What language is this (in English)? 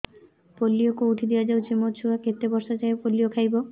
Odia